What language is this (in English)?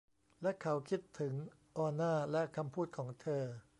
Thai